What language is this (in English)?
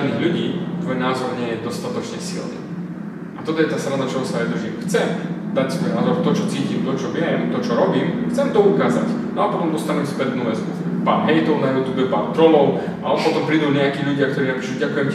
Slovak